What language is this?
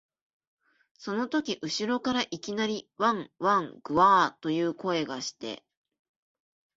Japanese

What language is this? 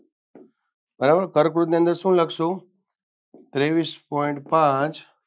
Gujarati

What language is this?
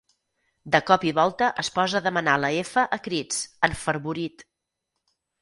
Catalan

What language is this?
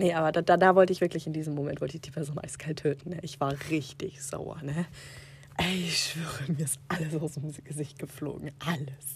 German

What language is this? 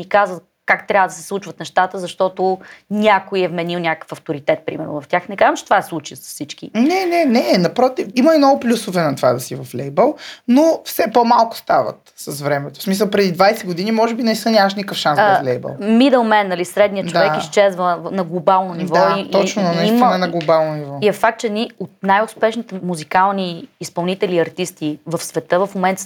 Bulgarian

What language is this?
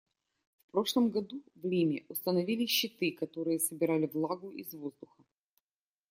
Russian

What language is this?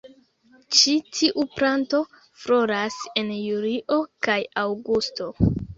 Esperanto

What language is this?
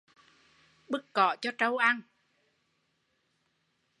Vietnamese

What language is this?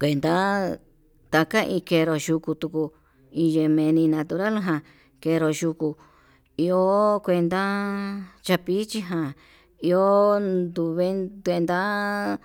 Yutanduchi Mixtec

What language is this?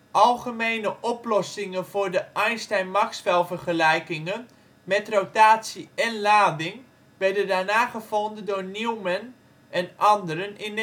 Dutch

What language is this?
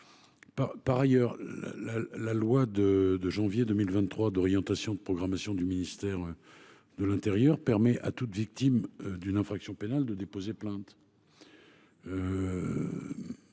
French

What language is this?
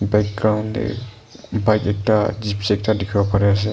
Naga Pidgin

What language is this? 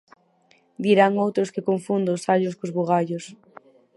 Galician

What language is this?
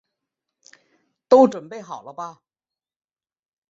Chinese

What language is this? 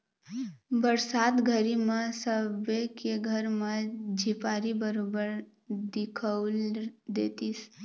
Chhattisgarhi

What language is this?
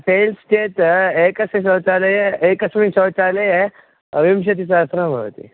Sanskrit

